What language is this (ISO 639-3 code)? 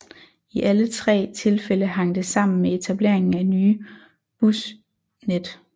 dan